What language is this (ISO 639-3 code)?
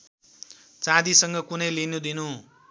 nep